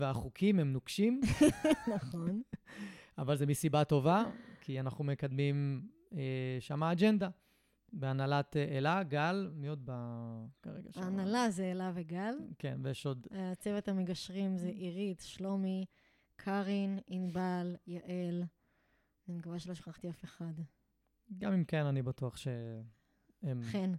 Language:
Hebrew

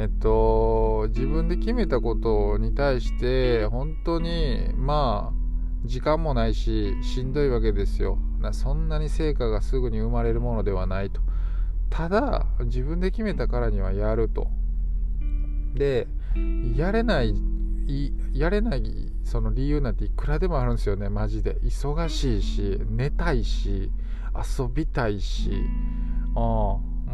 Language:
Japanese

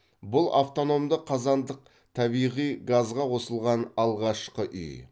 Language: Kazakh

